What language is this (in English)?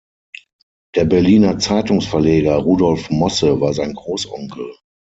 German